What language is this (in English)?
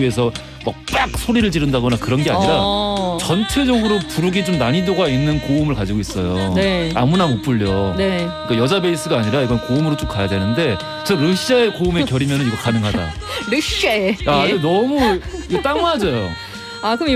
Korean